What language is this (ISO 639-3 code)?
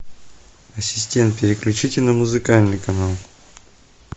rus